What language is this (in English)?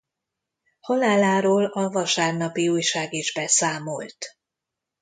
Hungarian